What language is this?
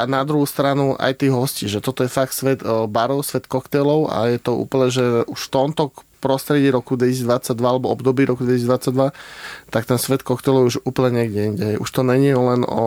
Slovak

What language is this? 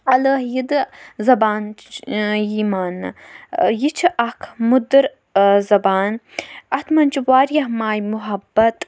Kashmiri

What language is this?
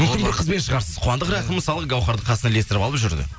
Kazakh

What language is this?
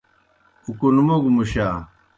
Kohistani Shina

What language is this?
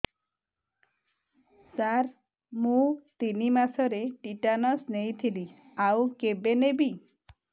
Odia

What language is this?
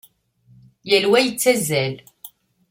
Kabyle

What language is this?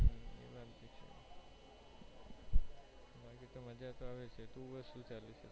Gujarati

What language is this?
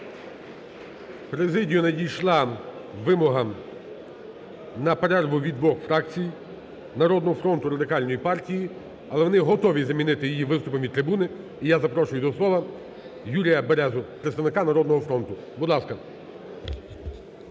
Ukrainian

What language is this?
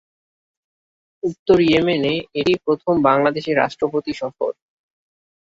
Bangla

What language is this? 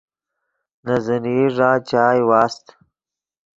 Yidgha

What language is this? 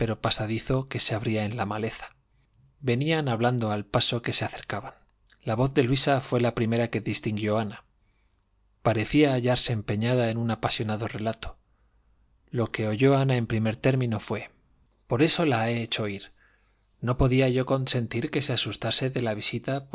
Spanish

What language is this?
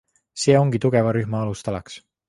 Estonian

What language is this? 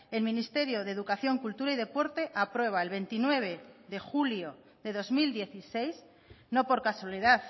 Spanish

